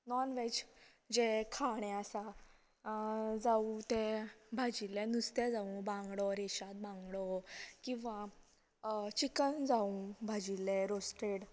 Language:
Konkani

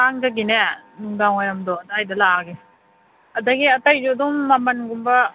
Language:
Manipuri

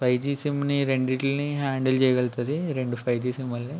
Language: Telugu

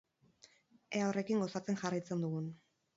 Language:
Basque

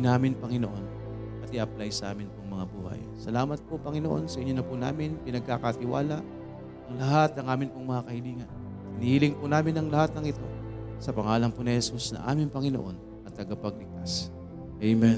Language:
Filipino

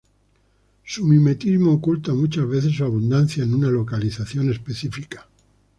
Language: Spanish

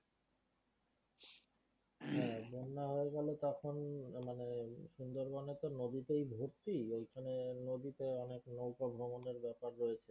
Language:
Bangla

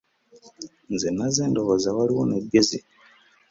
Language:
Ganda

